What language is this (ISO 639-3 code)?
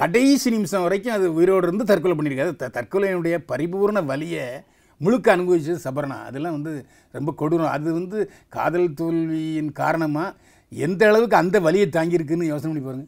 tam